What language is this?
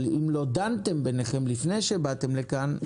Hebrew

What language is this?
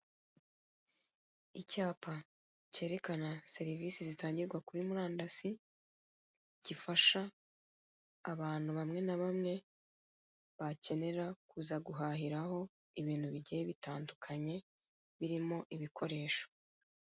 Kinyarwanda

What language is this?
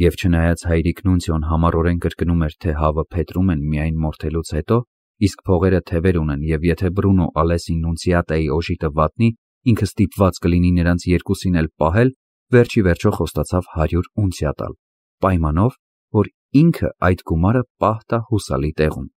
Romanian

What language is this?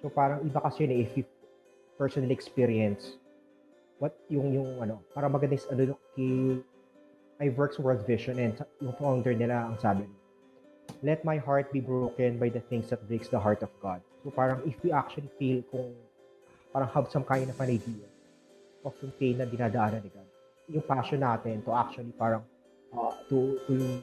Filipino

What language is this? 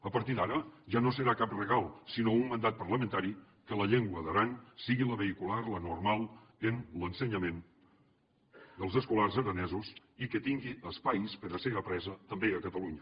Catalan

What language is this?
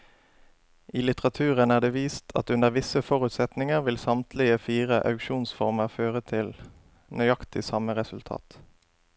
Norwegian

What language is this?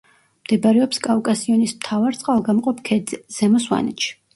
Georgian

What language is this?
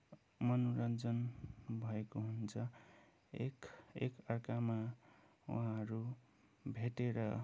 Nepali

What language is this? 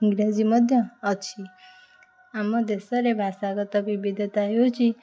Odia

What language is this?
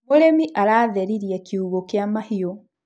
Kikuyu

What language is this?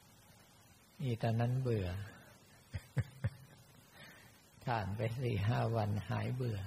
Thai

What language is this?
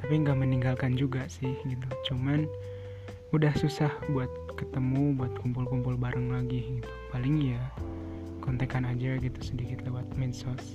Indonesian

